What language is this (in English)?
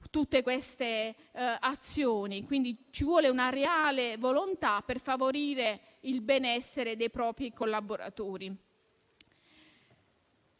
Italian